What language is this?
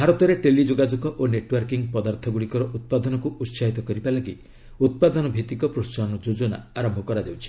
Odia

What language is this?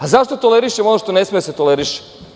Serbian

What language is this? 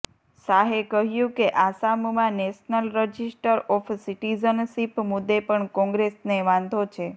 Gujarati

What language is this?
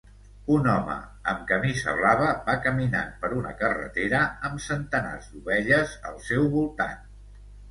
Catalan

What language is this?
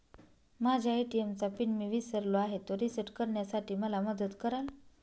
Marathi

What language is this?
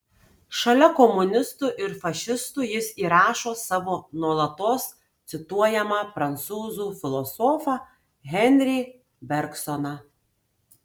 Lithuanian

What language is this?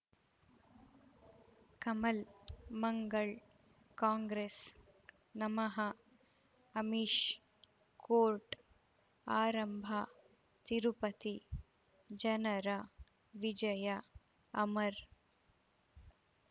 Kannada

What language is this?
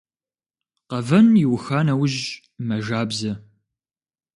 Kabardian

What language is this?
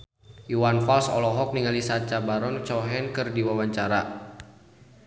Sundanese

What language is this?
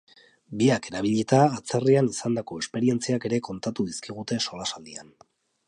Basque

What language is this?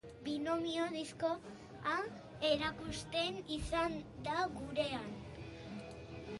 Basque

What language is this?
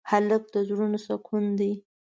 Pashto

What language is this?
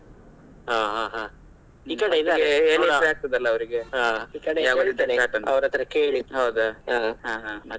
Kannada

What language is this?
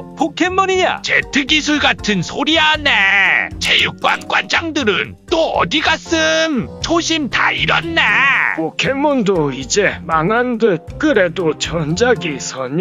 Korean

